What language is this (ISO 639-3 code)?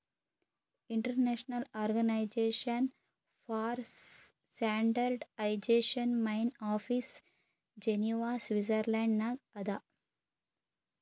kan